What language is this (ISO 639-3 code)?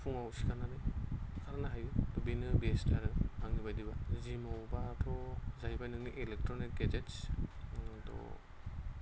brx